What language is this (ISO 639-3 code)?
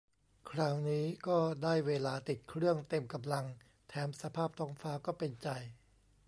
tha